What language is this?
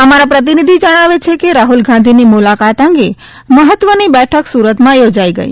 Gujarati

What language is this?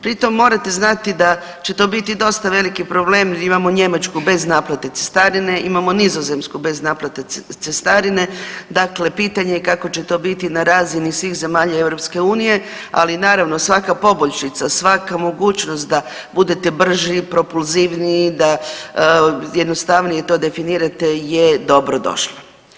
Croatian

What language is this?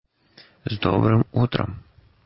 Russian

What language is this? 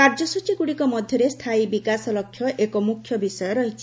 Odia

